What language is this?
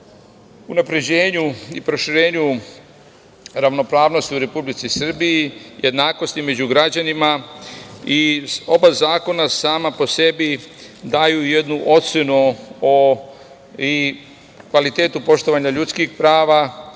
Serbian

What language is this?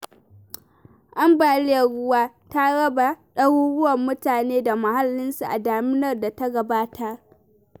Hausa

